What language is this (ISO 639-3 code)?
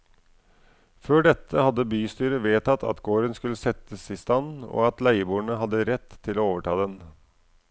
nor